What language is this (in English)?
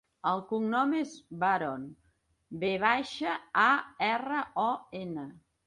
Catalan